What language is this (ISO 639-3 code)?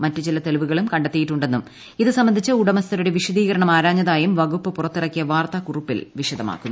mal